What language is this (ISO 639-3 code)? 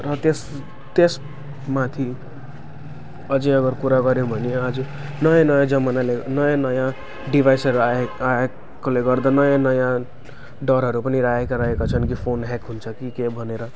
nep